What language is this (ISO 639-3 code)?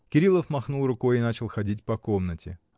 rus